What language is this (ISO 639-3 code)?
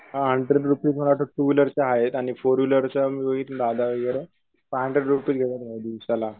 mar